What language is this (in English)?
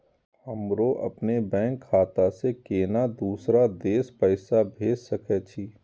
Maithili